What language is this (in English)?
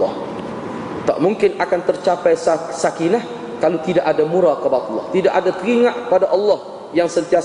Malay